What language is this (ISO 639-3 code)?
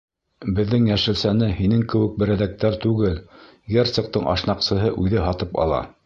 bak